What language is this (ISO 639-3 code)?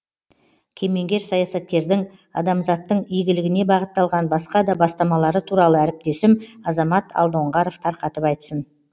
kaz